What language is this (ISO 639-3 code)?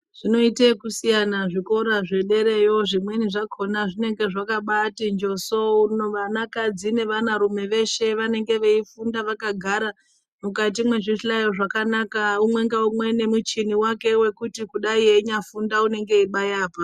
ndc